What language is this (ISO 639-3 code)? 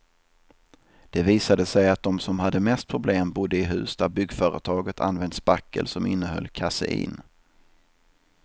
swe